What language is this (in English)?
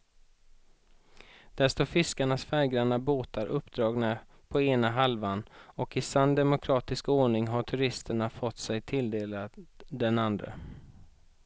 Swedish